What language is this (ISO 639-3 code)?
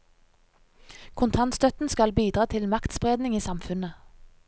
nor